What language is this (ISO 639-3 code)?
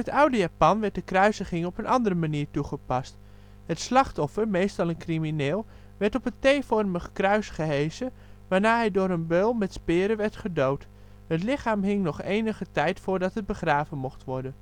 nld